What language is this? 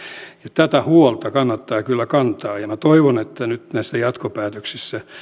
Finnish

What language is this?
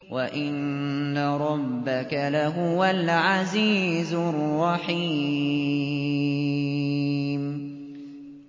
Arabic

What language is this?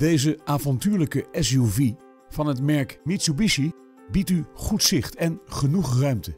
Dutch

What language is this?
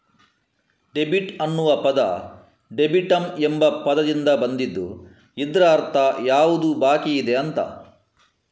Kannada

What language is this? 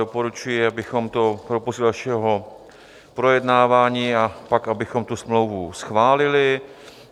Czech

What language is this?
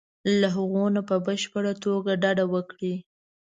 Pashto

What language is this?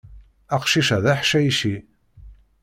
Kabyle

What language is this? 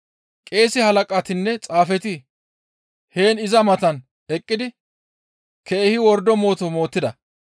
Gamo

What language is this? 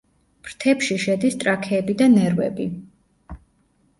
Georgian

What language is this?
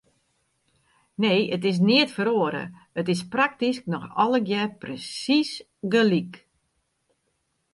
Western Frisian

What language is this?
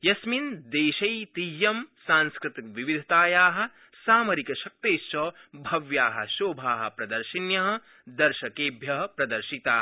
Sanskrit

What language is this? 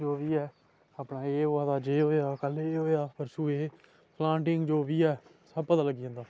Dogri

